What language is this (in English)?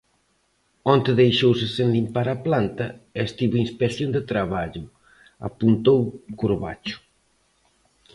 Galician